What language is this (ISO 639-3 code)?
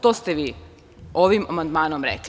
srp